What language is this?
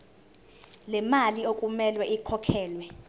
Zulu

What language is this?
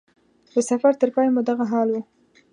Pashto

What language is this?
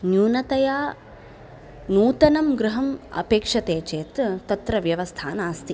Sanskrit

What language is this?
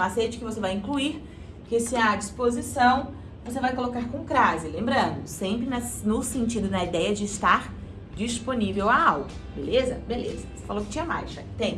Portuguese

